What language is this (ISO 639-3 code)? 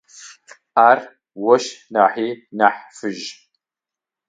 ady